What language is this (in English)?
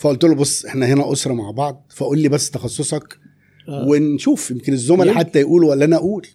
Arabic